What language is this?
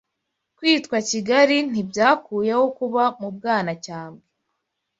Kinyarwanda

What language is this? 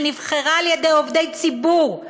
Hebrew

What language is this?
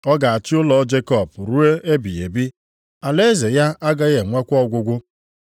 Igbo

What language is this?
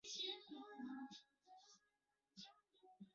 Chinese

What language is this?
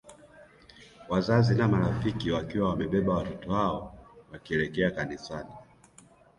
Swahili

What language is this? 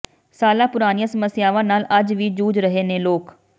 Punjabi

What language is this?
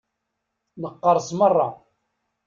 Kabyle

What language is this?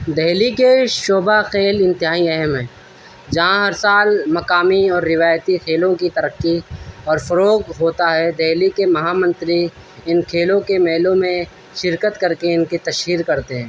Urdu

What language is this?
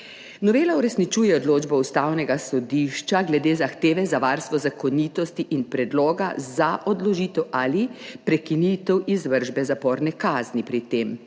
Slovenian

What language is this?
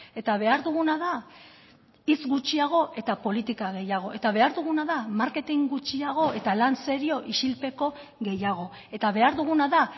Basque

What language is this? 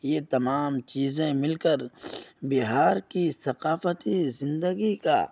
Urdu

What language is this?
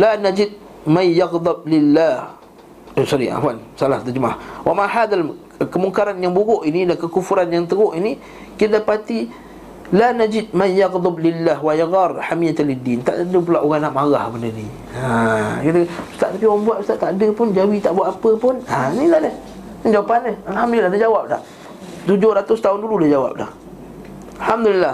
Malay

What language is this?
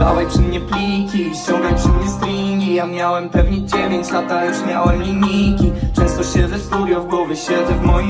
Russian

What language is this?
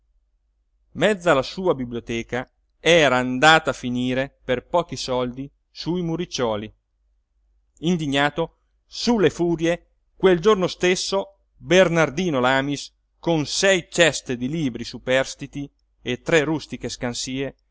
Italian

